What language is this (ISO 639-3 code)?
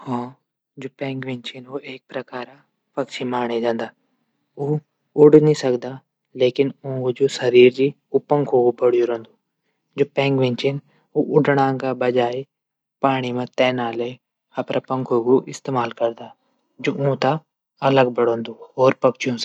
gbm